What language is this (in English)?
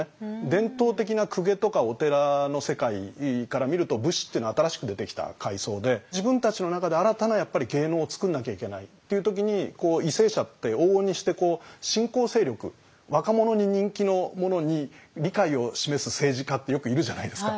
Japanese